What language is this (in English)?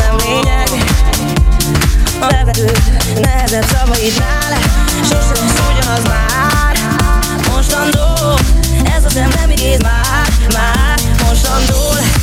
Hungarian